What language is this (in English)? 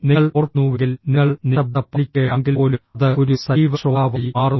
Malayalam